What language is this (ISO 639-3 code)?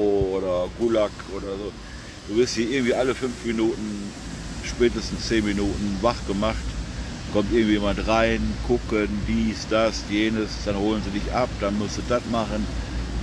deu